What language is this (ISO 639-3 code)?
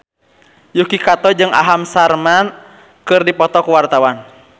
sun